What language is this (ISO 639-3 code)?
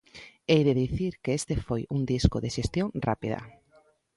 glg